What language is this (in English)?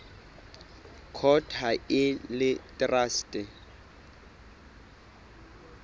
Southern Sotho